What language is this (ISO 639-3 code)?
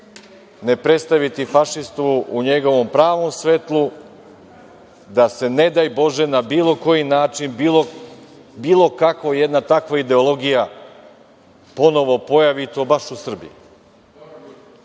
srp